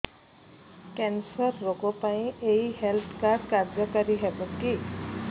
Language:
Odia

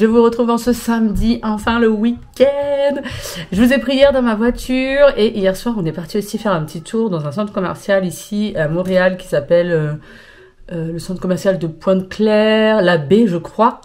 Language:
French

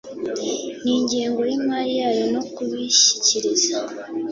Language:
Kinyarwanda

